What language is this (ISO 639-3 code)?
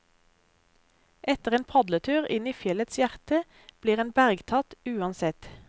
nor